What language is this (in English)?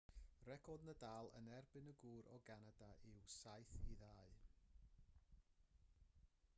Welsh